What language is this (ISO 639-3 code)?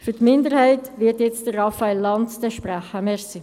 gsw